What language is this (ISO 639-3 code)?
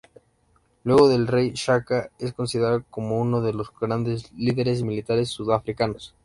spa